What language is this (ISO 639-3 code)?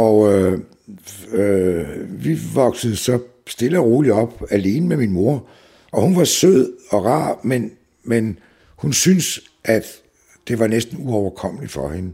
dan